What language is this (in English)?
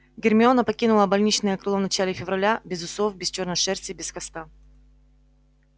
Russian